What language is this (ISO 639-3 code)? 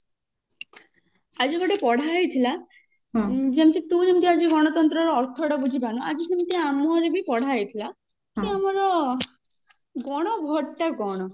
ori